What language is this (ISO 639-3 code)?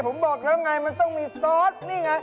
tha